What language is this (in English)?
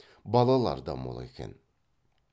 Kazakh